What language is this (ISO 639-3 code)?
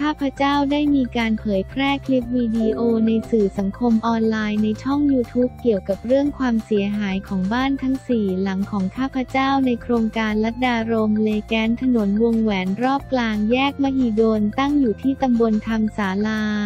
tha